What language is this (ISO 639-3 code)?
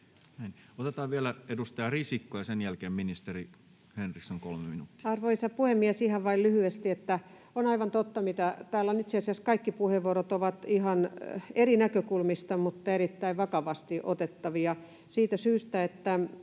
fin